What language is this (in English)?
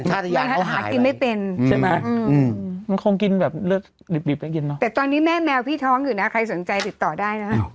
Thai